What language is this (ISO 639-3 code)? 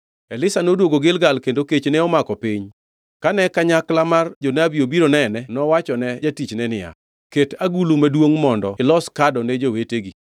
luo